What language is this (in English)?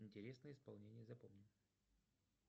Russian